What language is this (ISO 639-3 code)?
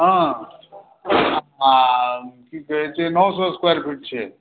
mai